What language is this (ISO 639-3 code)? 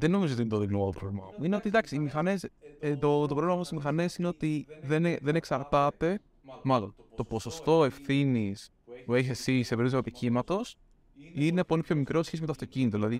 ell